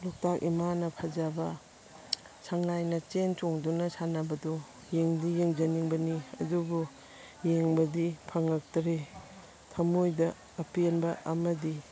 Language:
Manipuri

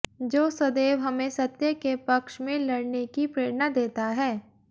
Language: Hindi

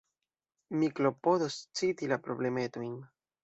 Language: Esperanto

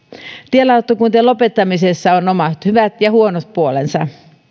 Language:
Finnish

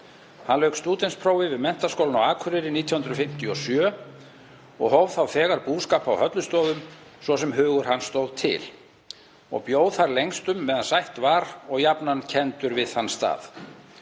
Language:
Icelandic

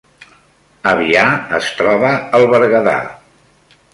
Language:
Catalan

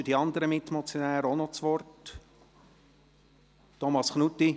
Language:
Swiss German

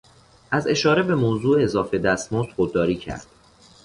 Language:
Persian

